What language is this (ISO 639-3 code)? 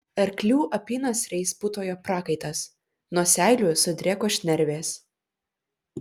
lit